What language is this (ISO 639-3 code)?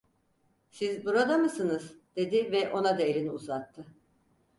tur